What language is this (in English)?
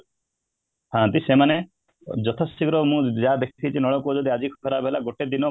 Odia